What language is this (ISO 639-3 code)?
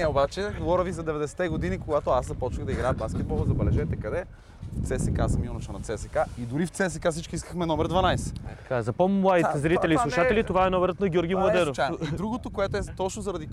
bul